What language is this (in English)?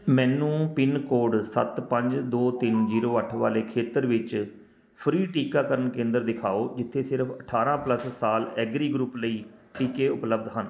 Punjabi